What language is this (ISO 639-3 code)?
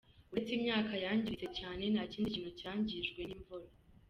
kin